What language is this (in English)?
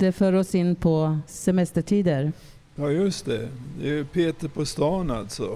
Swedish